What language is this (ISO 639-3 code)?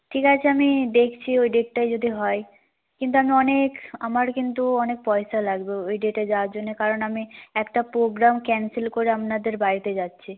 ben